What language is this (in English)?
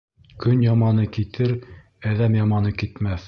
Bashkir